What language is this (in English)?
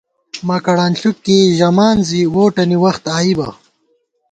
Gawar-Bati